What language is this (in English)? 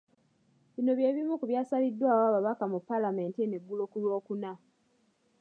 Ganda